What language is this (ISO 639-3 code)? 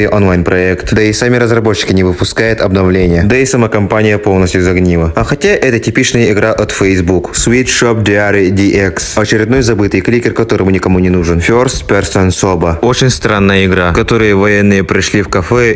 rus